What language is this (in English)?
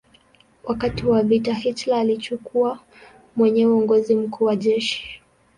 Swahili